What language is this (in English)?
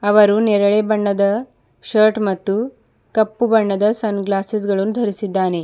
Kannada